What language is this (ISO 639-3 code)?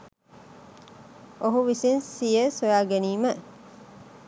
sin